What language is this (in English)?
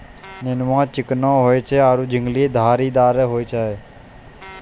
Maithili